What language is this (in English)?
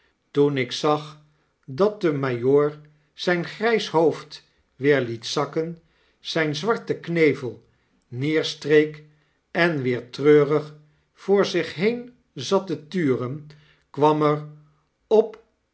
Dutch